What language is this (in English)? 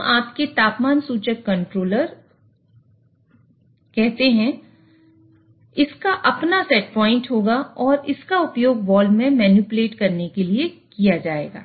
Hindi